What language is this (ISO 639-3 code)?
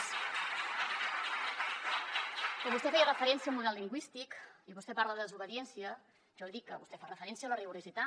cat